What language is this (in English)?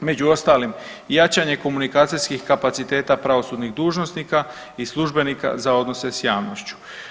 Croatian